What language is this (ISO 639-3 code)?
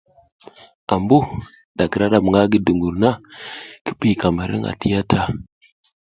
giz